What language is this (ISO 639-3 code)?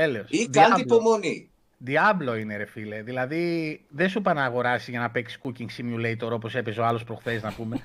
ell